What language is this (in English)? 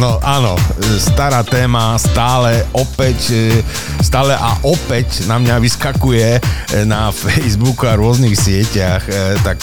Slovak